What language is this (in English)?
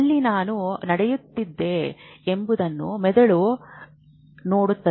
Kannada